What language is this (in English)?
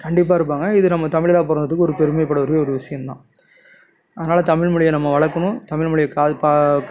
Tamil